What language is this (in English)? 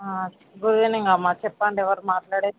Telugu